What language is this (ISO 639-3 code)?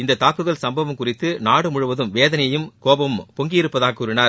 tam